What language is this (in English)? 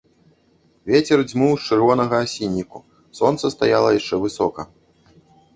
Belarusian